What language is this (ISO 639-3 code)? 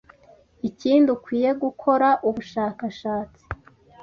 kin